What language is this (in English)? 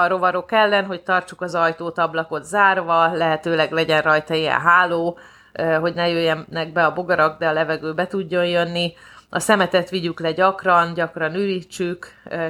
Hungarian